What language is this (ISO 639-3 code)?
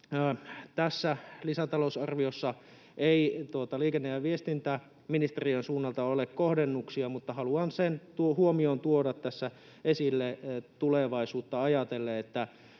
fin